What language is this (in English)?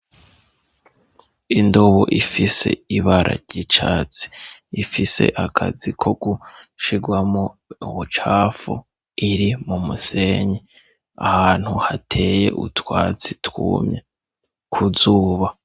Rundi